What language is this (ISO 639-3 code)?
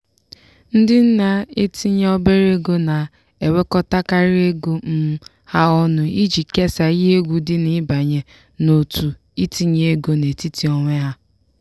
ibo